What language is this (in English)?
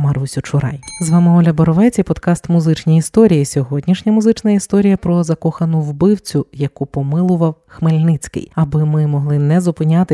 Ukrainian